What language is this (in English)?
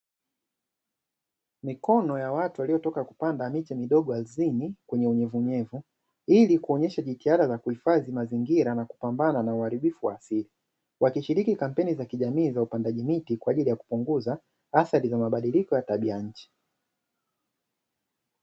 Swahili